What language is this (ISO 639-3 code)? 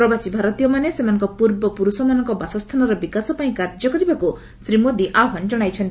ori